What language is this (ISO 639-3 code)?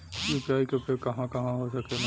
bho